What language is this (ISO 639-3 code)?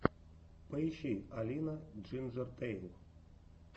rus